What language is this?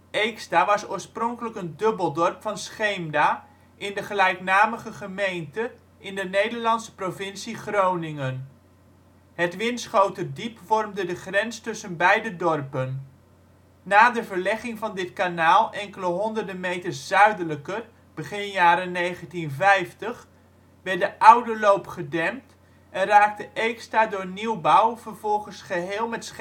Dutch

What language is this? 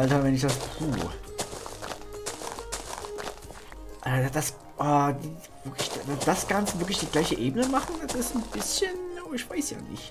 German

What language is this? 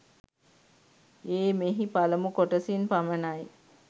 Sinhala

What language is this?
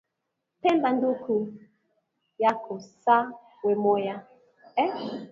Swahili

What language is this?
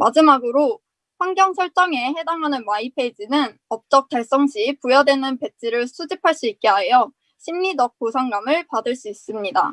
Korean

